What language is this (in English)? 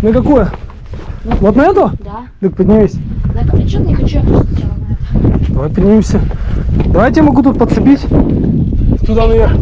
Russian